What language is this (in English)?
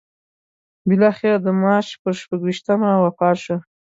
Pashto